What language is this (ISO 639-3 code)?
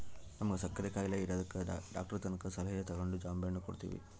kan